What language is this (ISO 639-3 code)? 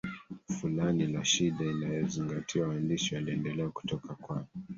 swa